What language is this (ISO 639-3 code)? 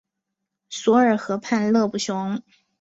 zho